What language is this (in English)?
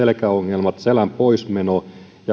Finnish